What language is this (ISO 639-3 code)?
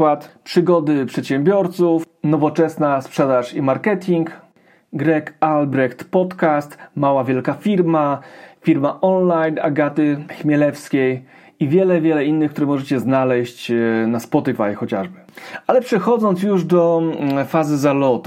pol